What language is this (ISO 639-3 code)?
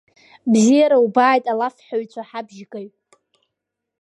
abk